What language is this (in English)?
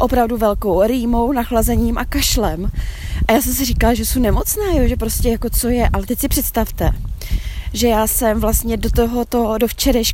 Czech